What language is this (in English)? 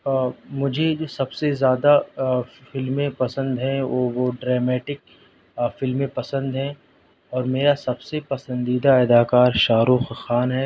Urdu